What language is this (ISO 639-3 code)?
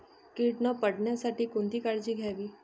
mar